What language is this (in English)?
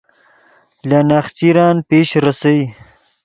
Yidgha